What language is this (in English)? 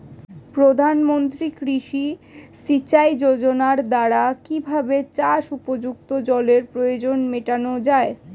Bangla